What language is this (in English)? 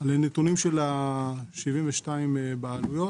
Hebrew